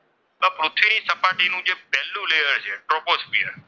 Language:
Gujarati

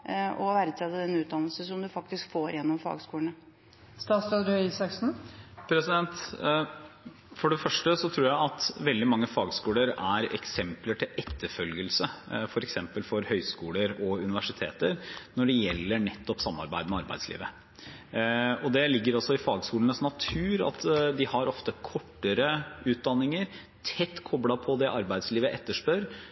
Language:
Norwegian Bokmål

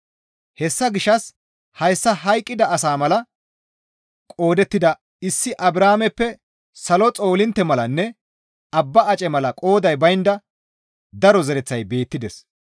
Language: Gamo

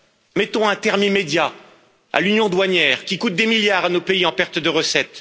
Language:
French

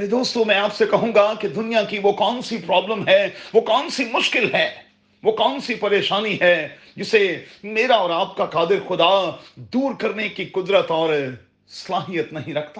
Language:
Urdu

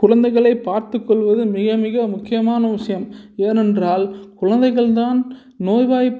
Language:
Tamil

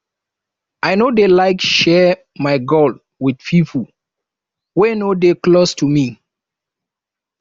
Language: Nigerian Pidgin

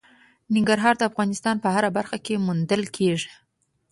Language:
Pashto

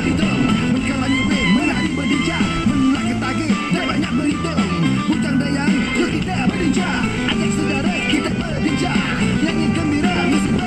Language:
Indonesian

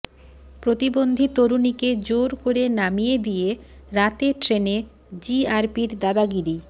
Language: Bangla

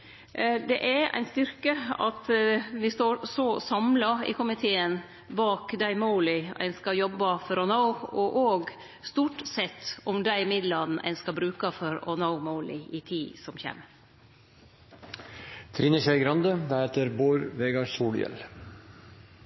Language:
Norwegian Nynorsk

